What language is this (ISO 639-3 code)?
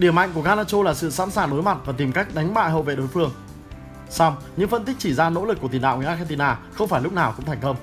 vie